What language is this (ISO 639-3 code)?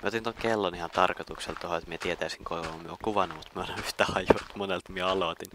fin